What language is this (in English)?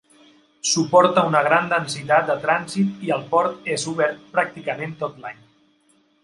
Catalan